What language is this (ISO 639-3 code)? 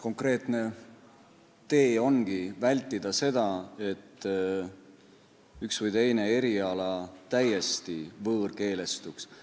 est